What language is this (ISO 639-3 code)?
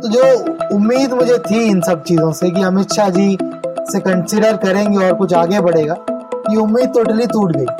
hin